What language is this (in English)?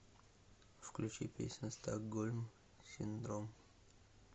Russian